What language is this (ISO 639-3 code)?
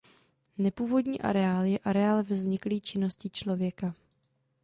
ces